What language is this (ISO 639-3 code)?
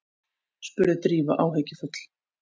isl